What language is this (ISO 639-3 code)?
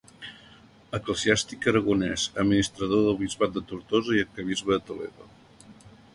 cat